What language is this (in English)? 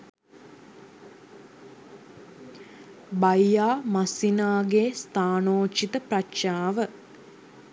Sinhala